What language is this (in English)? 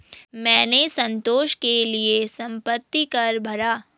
Hindi